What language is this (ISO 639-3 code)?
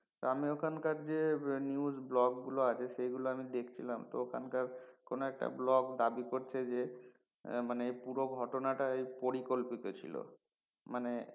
ben